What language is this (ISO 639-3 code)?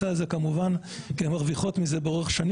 heb